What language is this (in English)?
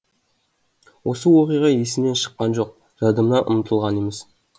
Kazakh